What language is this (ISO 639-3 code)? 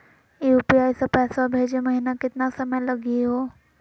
mag